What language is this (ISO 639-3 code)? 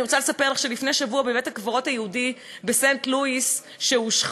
heb